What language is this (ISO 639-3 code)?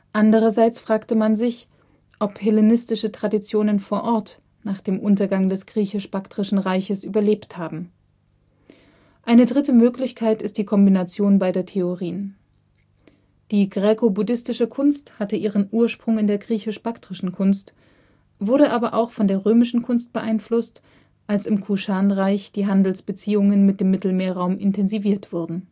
deu